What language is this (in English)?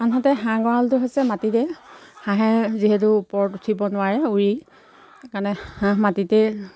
Assamese